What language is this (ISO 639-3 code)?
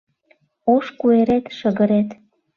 chm